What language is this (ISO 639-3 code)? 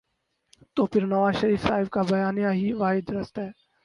urd